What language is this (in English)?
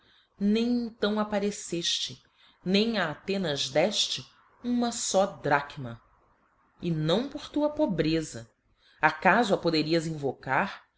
Portuguese